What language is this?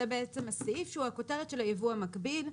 Hebrew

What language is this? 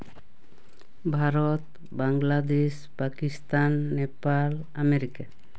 Santali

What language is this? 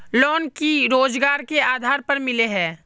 Magahi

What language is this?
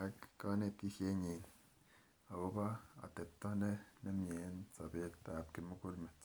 Kalenjin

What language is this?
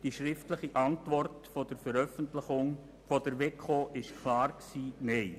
Swiss German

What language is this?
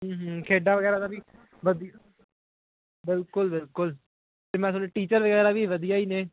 Punjabi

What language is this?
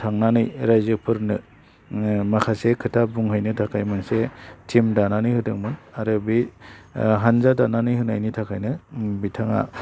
Bodo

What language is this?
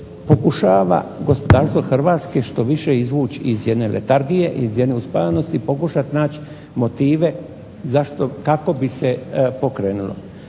Croatian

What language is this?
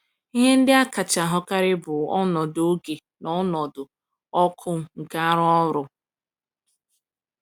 Igbo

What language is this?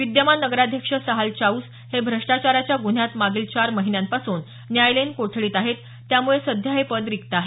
Marathi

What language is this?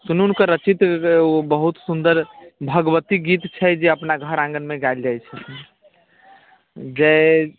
Maithili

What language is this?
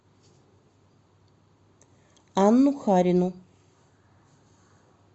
Russian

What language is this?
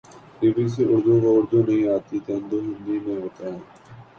Urdu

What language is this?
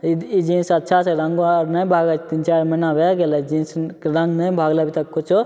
Maithili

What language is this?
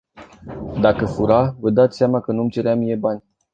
Romanian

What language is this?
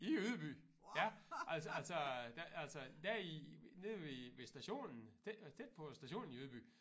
Danish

